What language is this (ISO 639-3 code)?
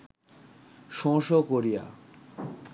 ben